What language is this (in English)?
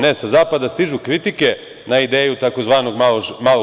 Serbian